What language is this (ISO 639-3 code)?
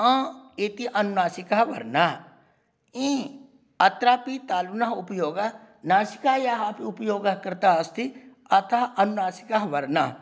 san